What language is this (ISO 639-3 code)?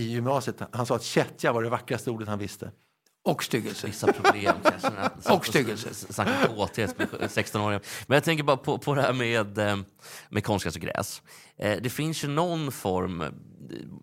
swe